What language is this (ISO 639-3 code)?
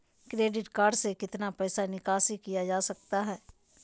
mag